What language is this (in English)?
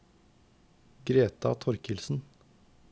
Norwegian